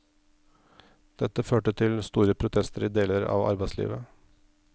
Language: Norwegian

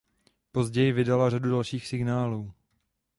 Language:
Czech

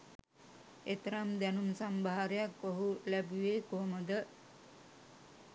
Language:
Sinhala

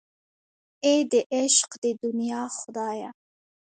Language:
Pashto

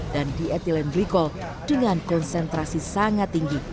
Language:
Indonesian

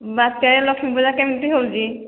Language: Odia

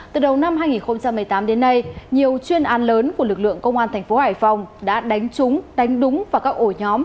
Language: Vietnamese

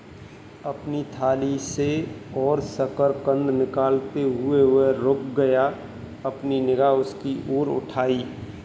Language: Hindi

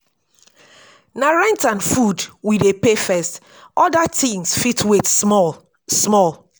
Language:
Nigerian Pidgin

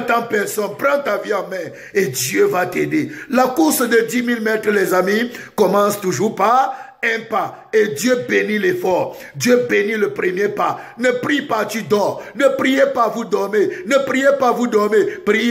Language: French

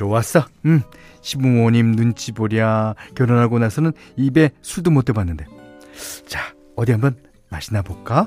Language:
Korean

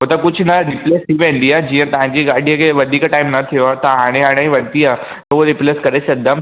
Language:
Sindhi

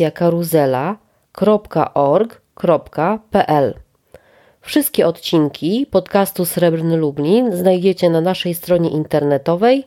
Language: Polish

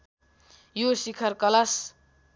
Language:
Nepali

